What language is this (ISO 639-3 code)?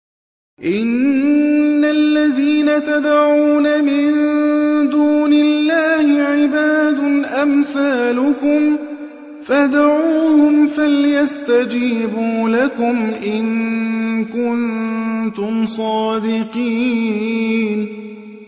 ara